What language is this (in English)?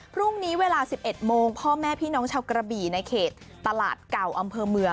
Thai